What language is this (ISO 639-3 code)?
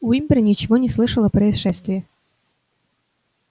rus